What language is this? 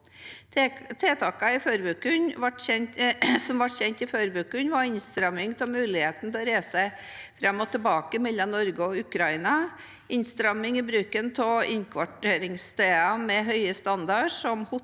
Norwegian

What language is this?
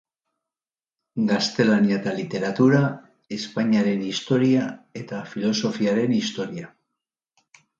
Basque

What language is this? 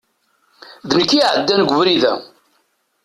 Kabyle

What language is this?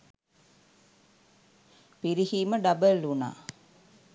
Sinhala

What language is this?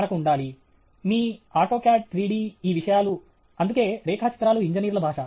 Telugu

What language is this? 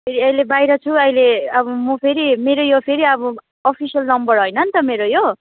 Nepali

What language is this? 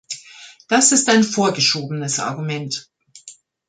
German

